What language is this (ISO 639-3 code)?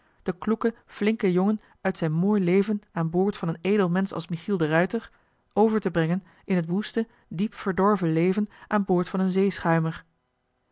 nld